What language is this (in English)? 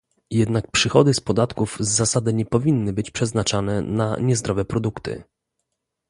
Polish